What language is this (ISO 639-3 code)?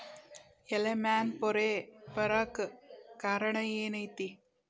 kan